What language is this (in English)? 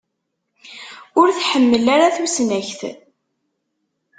Kabyle